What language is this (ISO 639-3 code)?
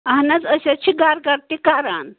kas